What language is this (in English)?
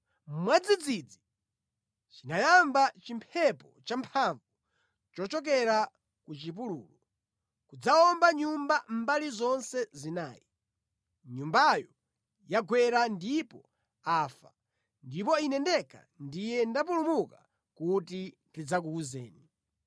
Nyanja